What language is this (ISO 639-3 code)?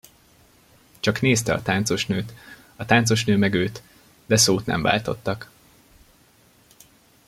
hun